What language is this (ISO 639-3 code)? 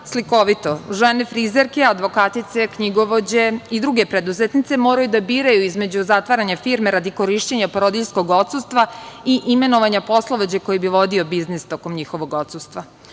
srp